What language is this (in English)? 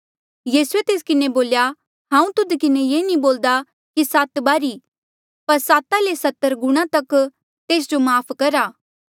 Mandeali